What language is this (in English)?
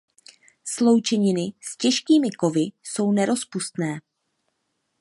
Czech